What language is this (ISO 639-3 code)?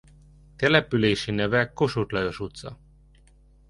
hun